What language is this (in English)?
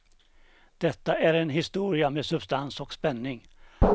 Swedish